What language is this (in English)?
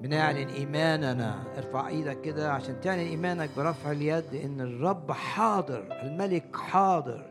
Arabic